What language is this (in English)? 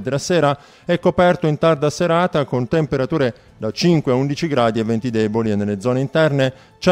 Italian